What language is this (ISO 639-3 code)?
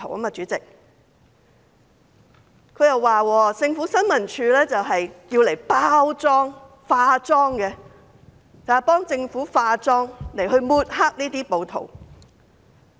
yue